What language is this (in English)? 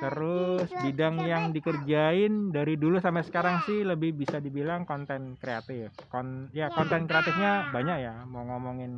Indonesian